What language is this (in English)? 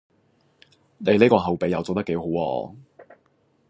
Cantonese